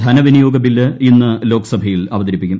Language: Malayalam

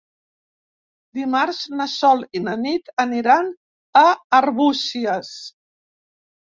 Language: Catalan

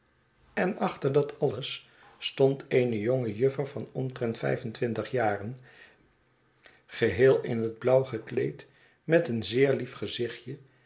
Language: Dutch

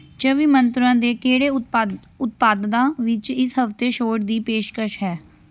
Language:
Punjabi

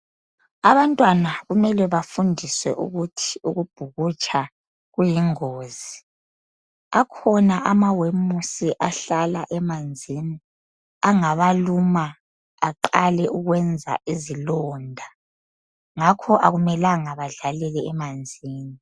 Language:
North Ndebele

